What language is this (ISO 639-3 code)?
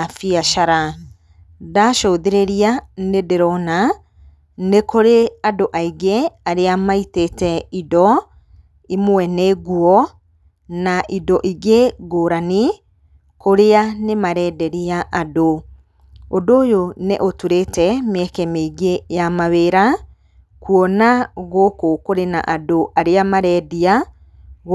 kik